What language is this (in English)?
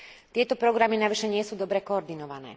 Slovak